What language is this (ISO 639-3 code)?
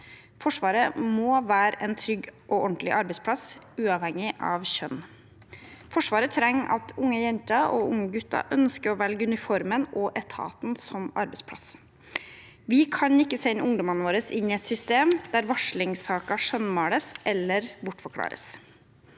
nor